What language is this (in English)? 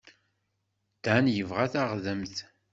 Kabyle